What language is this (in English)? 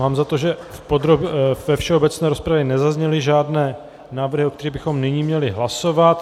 Czech